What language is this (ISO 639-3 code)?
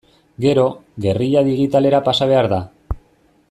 eus